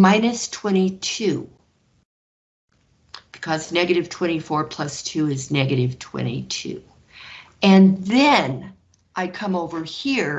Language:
English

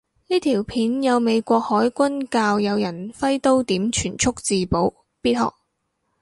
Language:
Cantonese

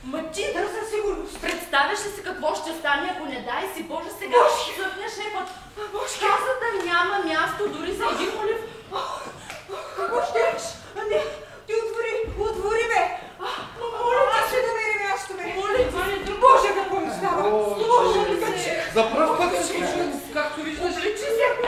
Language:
Bulgarian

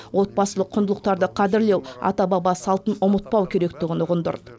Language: Kazakh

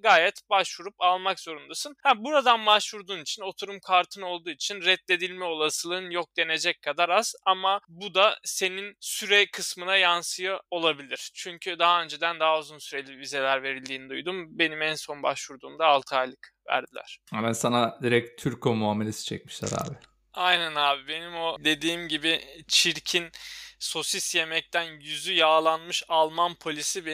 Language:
Turkish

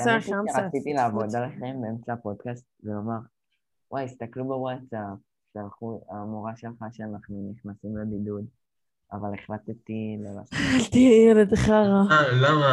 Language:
Hebrew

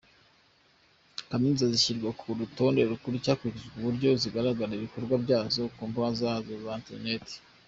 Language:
Kinyarwanda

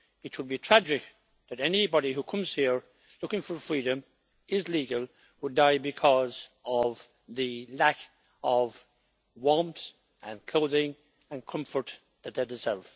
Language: English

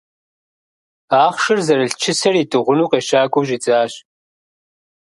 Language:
Kabardian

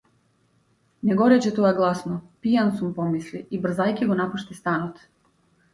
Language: Macedonian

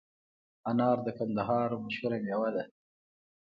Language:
Pashto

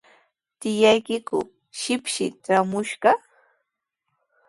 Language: Sihuas Ancash Quechua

